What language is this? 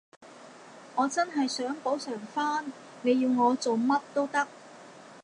Cantonese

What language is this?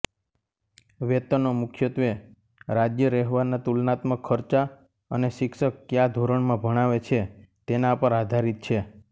Gujarati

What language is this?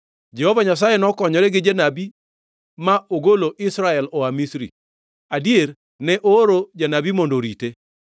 Luo (Kenya and Tanzania)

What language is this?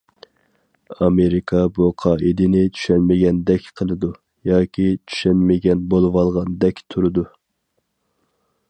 Uyghur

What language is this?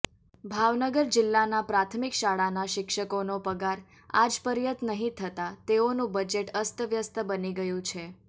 Gujarati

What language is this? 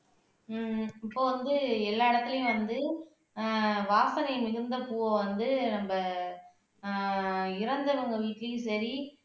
Tamil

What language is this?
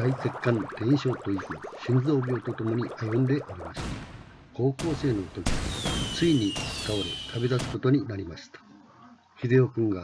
Japanese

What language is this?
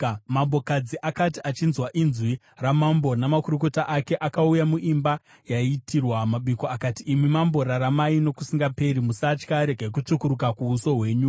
Shona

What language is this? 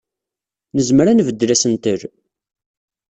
Kabyle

